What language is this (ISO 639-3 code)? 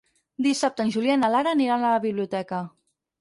cat